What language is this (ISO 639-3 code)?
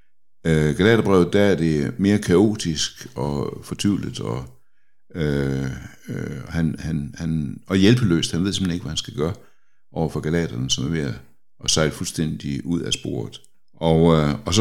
dan